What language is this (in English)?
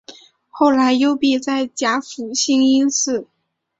Chinese